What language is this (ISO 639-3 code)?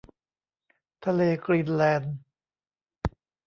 tha